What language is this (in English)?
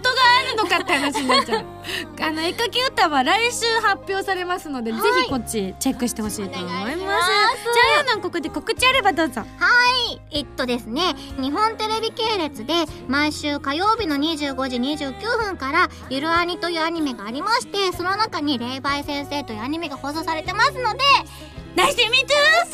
Japanese